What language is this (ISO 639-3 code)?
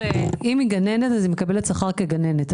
heb